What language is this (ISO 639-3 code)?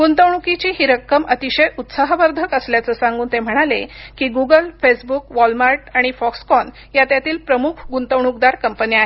mar